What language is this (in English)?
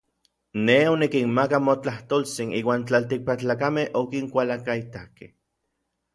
Orizaba Nahuatl